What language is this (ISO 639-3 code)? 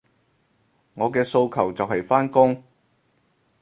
yue